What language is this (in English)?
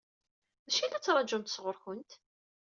Kabyle